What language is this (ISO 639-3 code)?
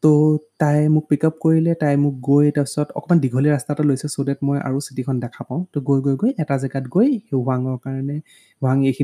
hin